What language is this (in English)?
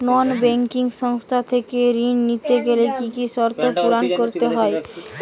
Bangla